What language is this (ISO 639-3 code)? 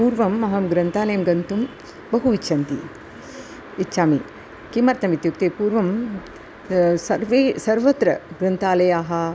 san